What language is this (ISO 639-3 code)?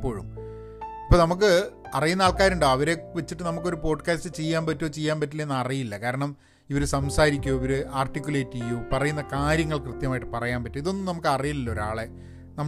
mal